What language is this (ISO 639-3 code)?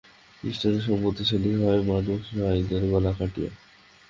ben